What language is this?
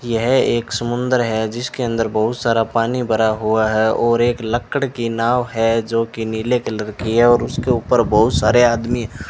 Hindi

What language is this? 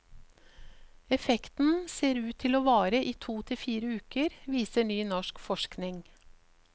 Norwegian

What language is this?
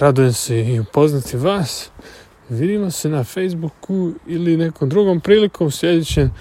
Croatian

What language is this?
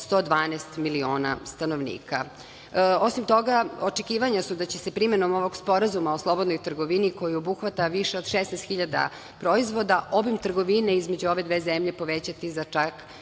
Serbian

